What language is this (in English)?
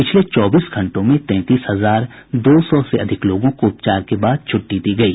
Hindi